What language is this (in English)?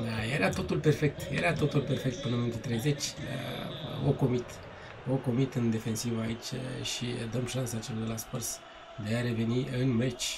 Romanian